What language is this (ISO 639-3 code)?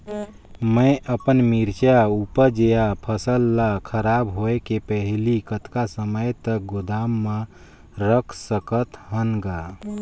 hne